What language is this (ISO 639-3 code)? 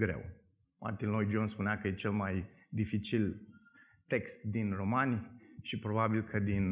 ron